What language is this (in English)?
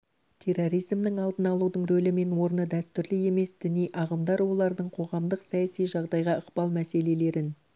Kazakh